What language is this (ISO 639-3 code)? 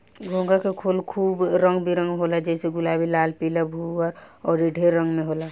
bho